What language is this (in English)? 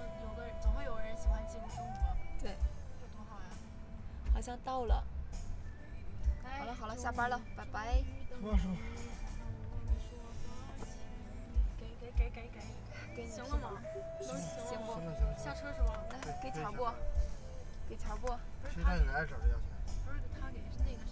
Chinese